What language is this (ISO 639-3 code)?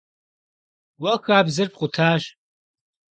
kbd